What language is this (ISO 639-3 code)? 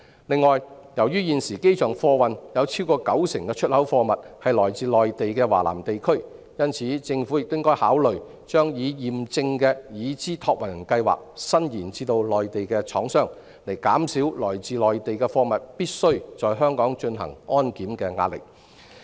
yue